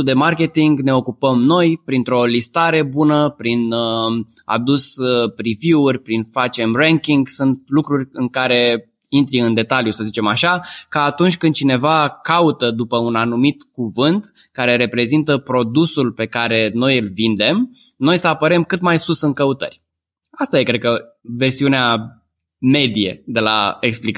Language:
Romanian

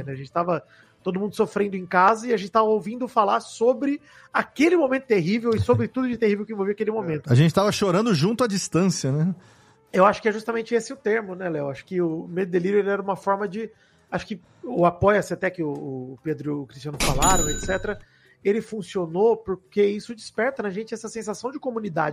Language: Portuguese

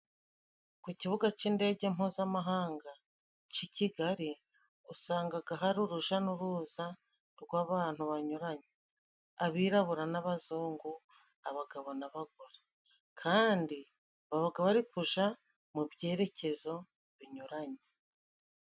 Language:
Kinyarwanda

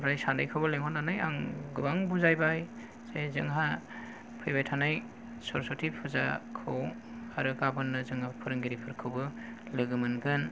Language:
Bodo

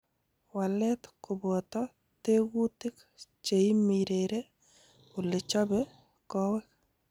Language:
Kalenjin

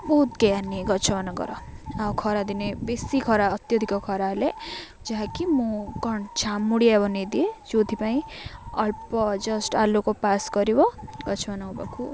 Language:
Odia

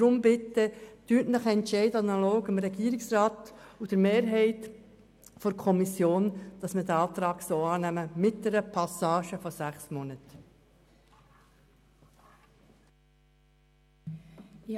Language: Swiss German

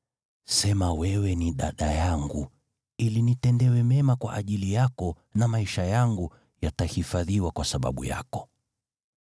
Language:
Swahili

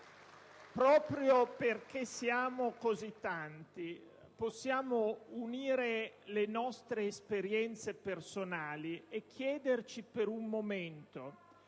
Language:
Italian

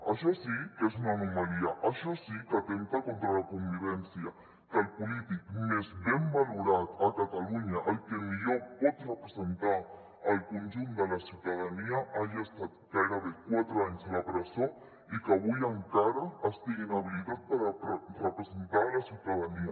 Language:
Catalan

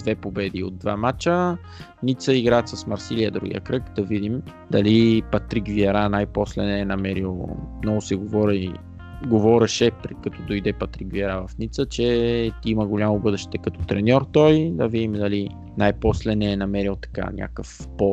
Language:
Bulgarian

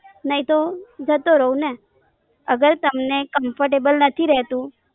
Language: Gujarati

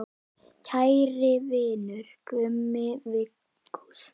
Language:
Icelandic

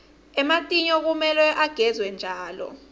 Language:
Swati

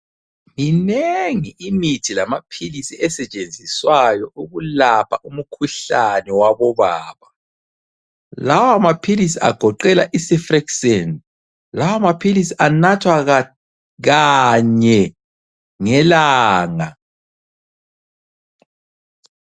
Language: North Ndebele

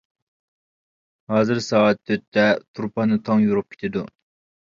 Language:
Uyghur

